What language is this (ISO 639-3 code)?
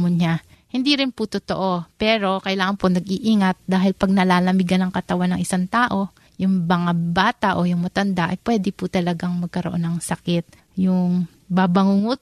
fil